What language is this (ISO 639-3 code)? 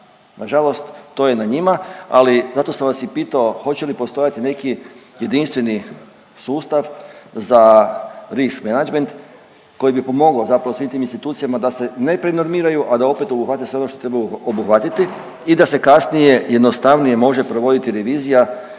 hrv